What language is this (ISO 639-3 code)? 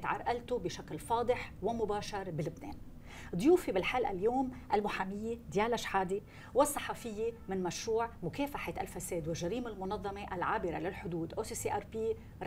ara